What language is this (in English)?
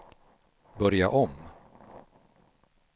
Swedish